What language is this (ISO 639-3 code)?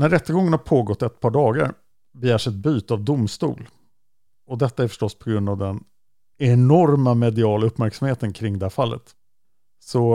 swe